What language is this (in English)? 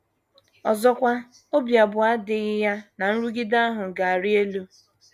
Igbo